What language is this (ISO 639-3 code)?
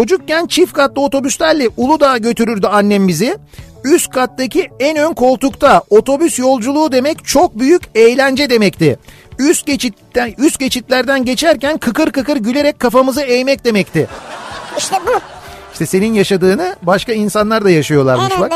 tur